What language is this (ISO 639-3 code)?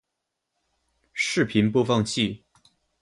zho